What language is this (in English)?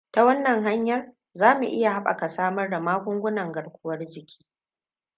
Hausa